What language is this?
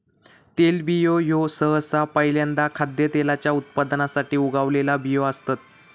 Marathi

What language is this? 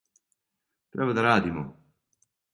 Serbian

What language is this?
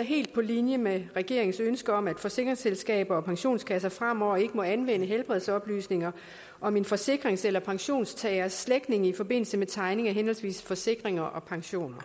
Danish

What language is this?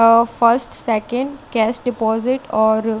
Hindi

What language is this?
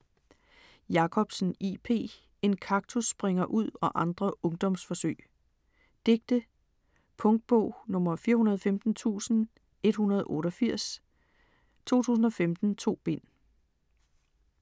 Danish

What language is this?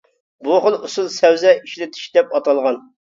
Uyghur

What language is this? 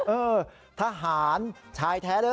Thai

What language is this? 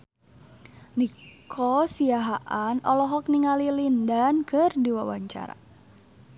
Sundanese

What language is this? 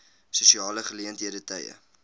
Afrikaans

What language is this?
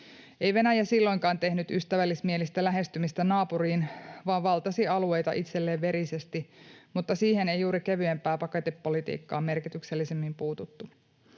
Finnish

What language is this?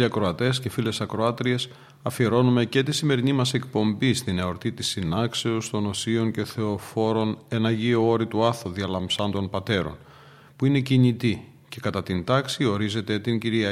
Greek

